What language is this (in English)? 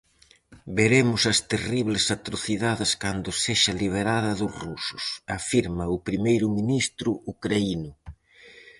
Galician